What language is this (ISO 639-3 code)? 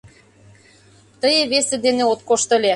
chm